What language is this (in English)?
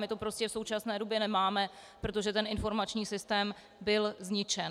Czech